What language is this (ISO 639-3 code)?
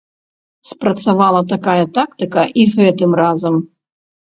bel